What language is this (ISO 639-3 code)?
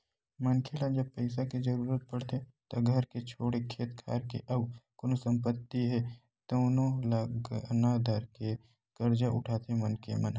hne